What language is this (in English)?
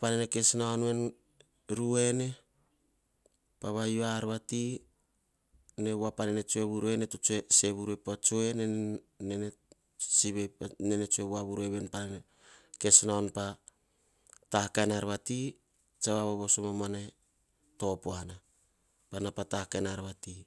Hahon